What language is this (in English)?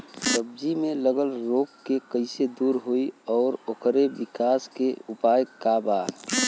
Bhojpuri